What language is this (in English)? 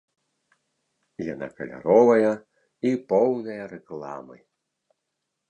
Belarusian